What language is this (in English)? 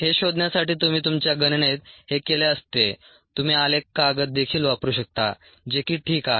Marathi